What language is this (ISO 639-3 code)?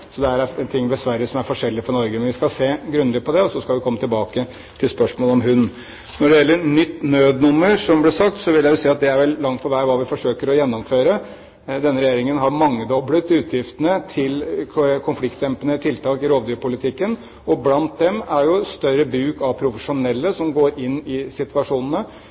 nob